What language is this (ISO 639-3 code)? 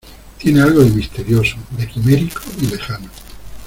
spa